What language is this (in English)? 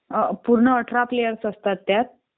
Marathi